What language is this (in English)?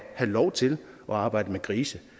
Danish